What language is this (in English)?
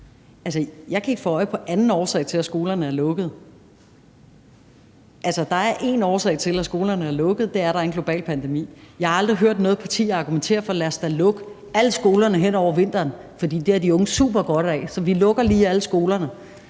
Danish